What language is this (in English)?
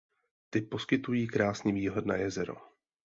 Czech